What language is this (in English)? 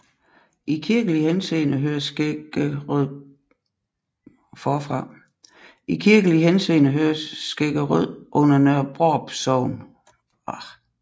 Danish